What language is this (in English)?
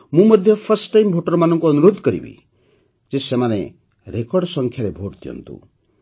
Odia